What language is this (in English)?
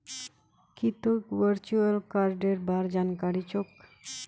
Magahi